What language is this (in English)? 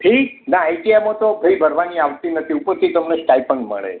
Gujarati